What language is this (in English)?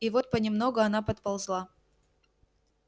Russian